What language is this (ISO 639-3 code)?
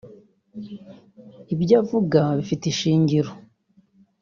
kin